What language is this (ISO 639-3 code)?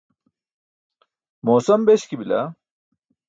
bsk